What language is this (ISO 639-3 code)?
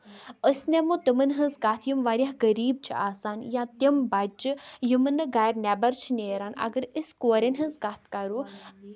kas